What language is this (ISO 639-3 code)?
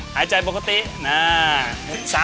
tha